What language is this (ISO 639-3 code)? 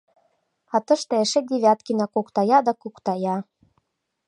chm